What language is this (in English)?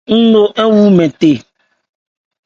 Ebrié